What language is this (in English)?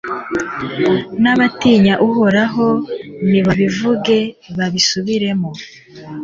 Kinyarwanda